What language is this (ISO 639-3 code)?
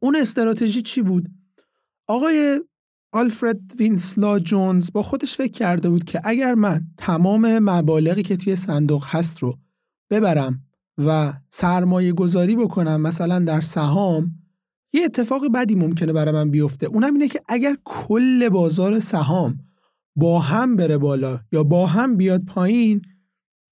fas